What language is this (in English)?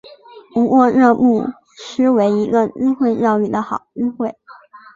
Chinese